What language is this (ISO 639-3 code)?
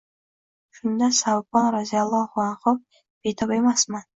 uzb